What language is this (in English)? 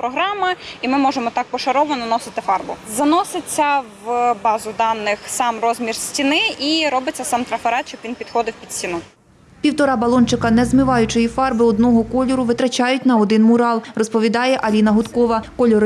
Ukrainian